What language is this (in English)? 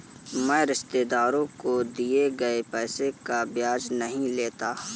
Hindi